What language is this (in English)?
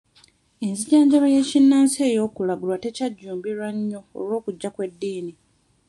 Ganda